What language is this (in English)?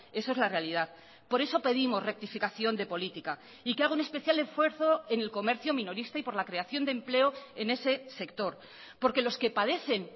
Spanish